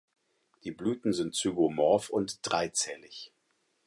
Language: German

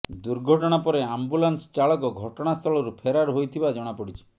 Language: Odia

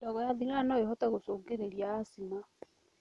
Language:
Kikuyu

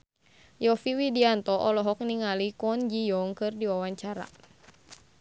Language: Sundanese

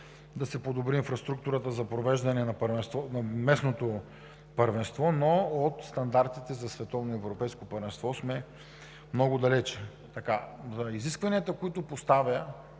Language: Bulgarian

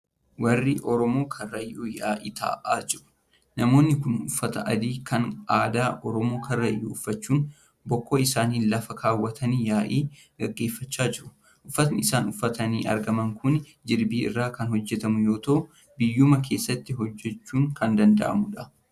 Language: Oromo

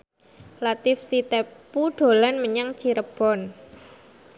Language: Javanese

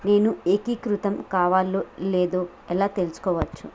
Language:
Telugu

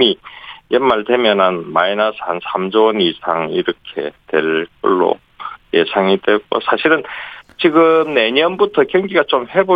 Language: Korean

